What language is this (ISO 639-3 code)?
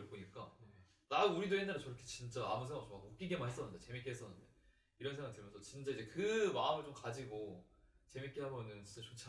kor